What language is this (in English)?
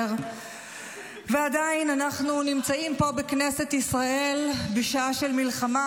Hebrew